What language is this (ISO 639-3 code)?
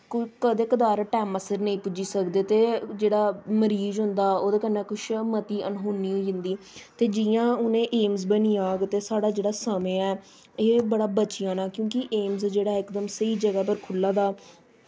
doi